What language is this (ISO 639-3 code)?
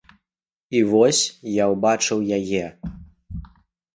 bel